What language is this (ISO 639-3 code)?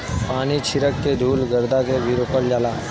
bho